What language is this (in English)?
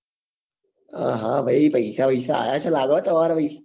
Gujarati